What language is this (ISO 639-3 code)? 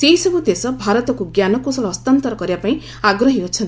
ori